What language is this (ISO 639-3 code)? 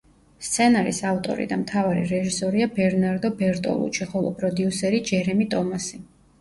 kat